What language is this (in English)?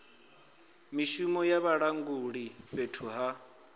Venda